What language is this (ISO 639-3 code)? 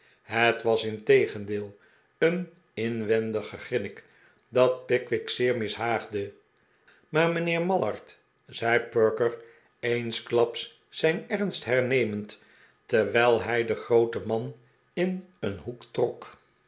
nld